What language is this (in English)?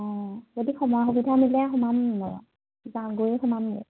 Assamese